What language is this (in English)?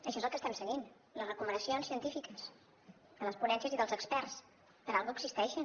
Catalan